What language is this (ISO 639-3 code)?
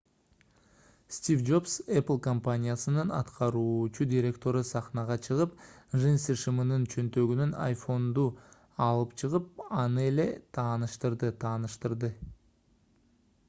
kir